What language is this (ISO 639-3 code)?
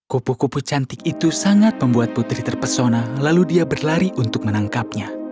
ind